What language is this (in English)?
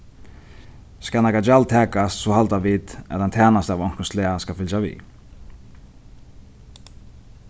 Faroese